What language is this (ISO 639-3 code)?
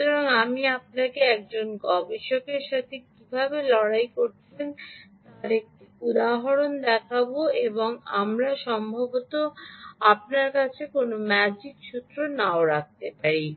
ben